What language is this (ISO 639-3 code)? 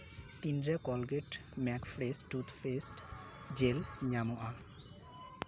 sat